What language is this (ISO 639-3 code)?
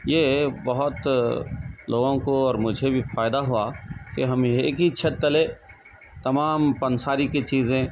urd